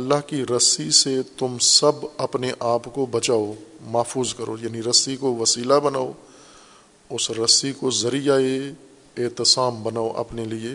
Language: Urdu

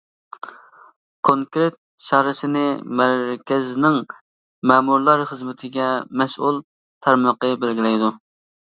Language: Uyghur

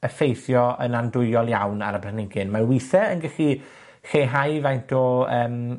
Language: Welsh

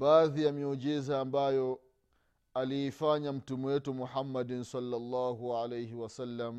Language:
Swahili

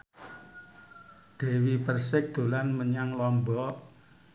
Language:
Javanese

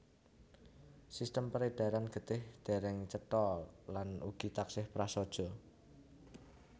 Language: Javanese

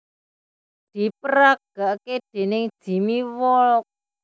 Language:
Javanese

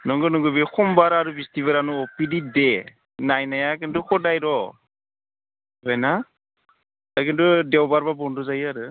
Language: Bodo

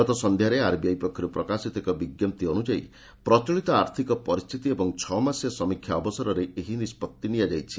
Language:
Odia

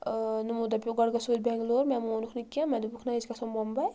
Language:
Kashmiri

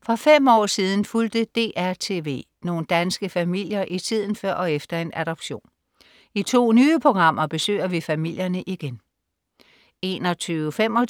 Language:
Danish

